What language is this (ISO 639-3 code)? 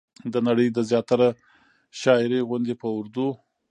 pus